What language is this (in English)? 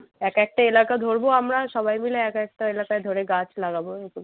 Bangla